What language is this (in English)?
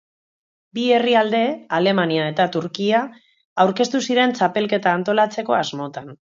Basque